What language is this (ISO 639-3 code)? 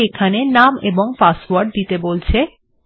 ben